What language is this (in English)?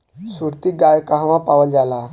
Bhojpuri